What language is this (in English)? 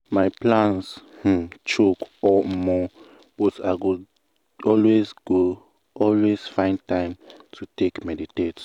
Nigerian Pidgin